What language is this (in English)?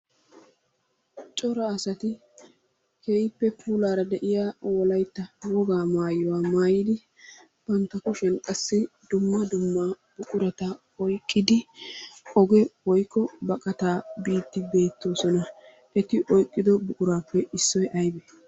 Wolaytta